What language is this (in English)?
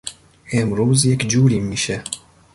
Persian